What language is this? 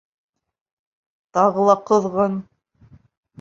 Bashkir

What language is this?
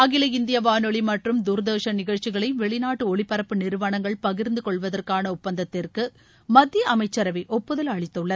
Tamil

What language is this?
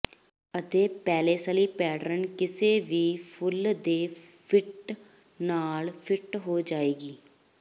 Punjabi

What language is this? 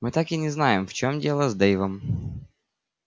Russian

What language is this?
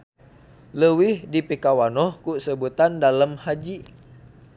Sundanese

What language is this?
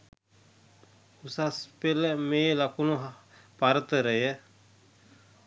Sinhala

